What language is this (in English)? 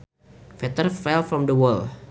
Sundanese